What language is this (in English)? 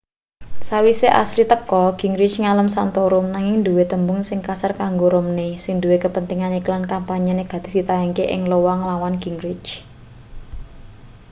Javanese